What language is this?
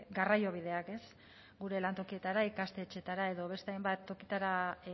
Basque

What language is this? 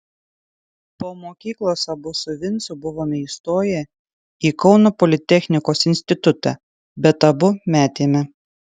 Lithuanian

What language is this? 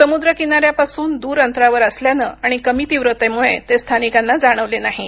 Marathi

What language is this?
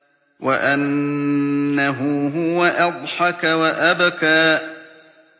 Arabic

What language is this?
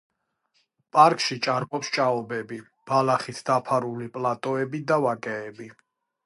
Georgian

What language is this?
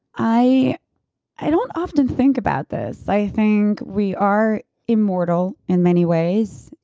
English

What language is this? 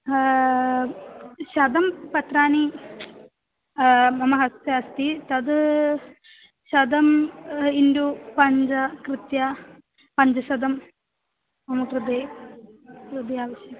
Sanskrit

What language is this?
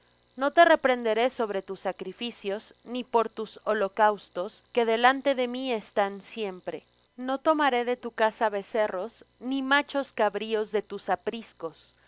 Spanish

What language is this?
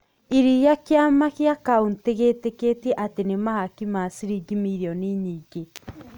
Kikuyu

